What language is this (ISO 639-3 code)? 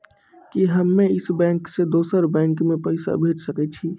mai